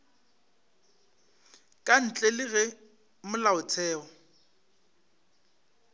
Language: Northern Sotho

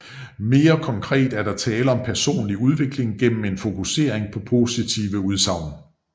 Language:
Danish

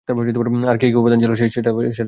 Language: Bangla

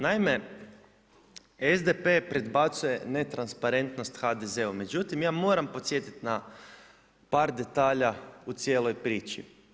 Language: Croatian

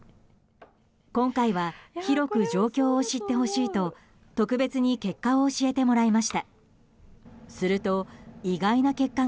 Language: Japanese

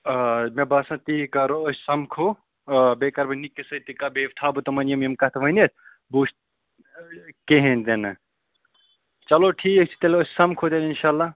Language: Kashmiri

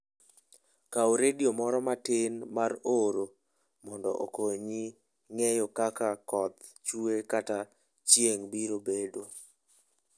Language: Luo (Kenya and Tanzania)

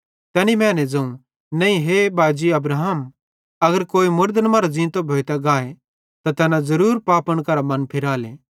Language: Bhadrawahi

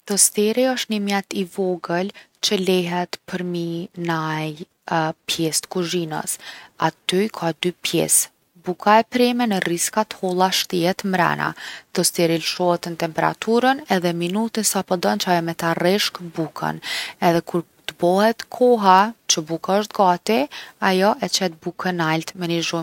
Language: Gheg Albanian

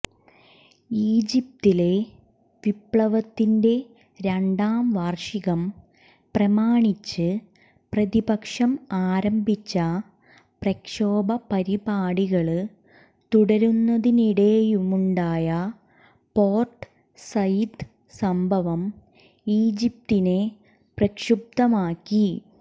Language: Malayalam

